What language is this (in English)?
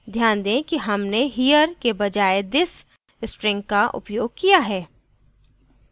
Hindi